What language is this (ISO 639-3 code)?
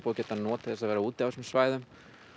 isl